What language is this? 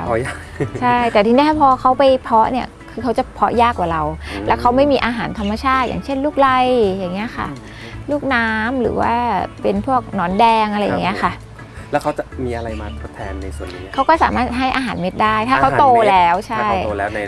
Thai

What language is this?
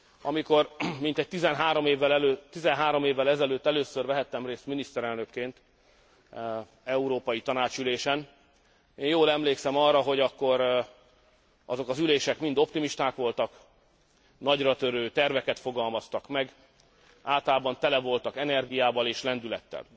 Hungarian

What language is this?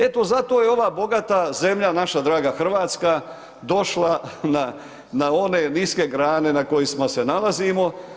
Croatian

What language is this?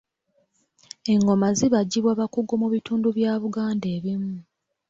Ganda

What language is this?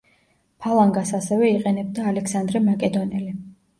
Georgian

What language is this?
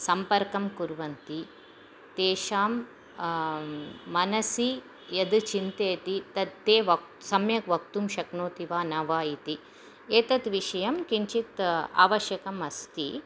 Sanskrit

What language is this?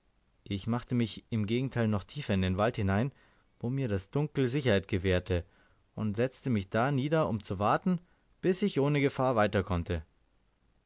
German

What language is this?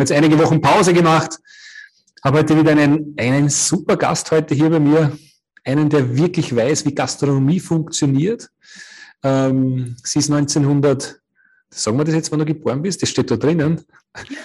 German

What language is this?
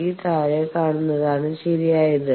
Malayalam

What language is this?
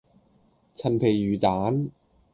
Cantonese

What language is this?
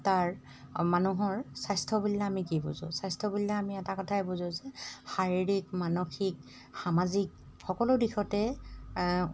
Assamese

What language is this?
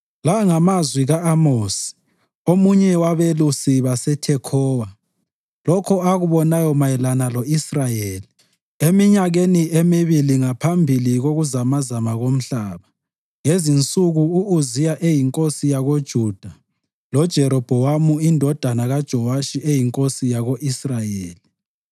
North Ndebele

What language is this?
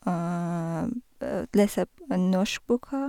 Norwegian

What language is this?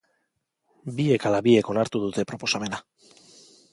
Basque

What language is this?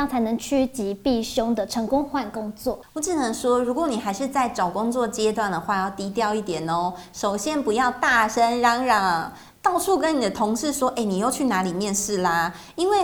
Chinese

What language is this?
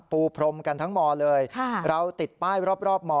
Thai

